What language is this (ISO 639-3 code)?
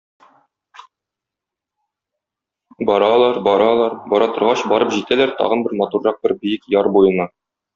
tat